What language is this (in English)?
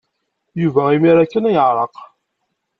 Kabyle